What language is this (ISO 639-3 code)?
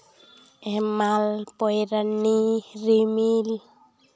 sat